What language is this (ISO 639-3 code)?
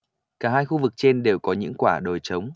vie